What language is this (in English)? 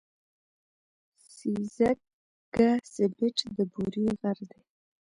Pashto